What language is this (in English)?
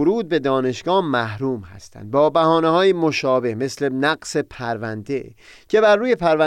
Persian